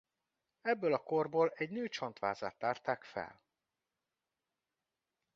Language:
Hungarian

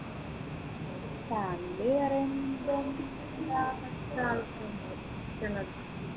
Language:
Malayalam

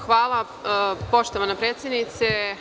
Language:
Serbian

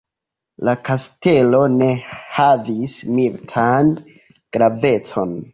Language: Esperanto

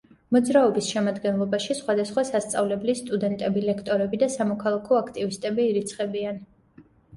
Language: Georgian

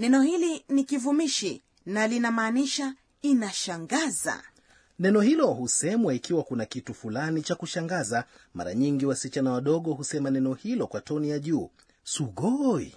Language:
Swahili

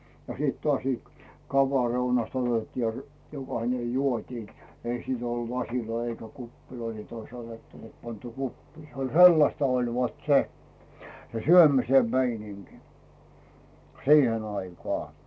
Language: Finnish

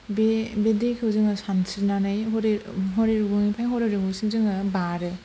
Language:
Bodo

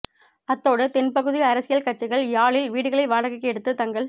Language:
Tamil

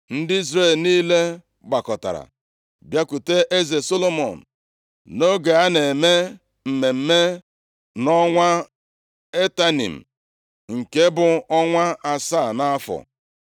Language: Igbo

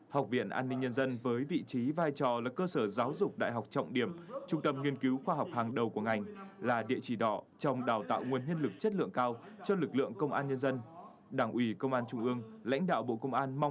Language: Vietnamese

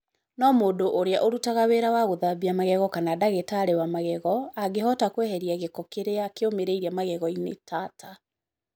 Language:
Kikuyu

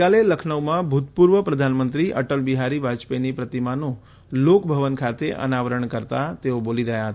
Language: Gujarati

